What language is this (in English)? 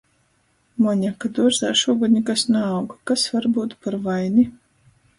Latgalian